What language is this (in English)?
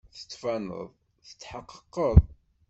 Kabyle